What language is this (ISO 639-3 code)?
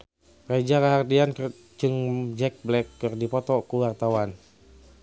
sun